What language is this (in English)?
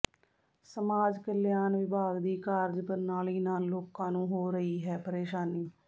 Punjabi